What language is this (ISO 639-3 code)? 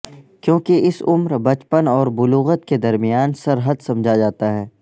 urd